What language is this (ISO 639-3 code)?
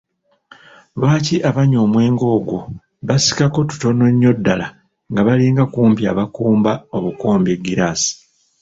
lug